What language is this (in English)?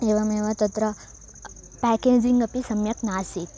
Sanskrit